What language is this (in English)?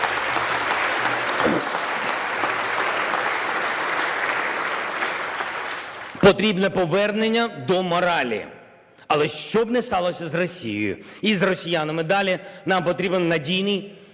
Ukrainian